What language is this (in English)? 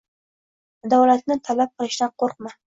Uzbek